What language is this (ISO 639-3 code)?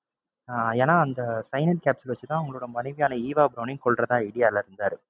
tam